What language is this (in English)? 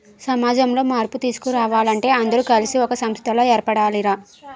Telugu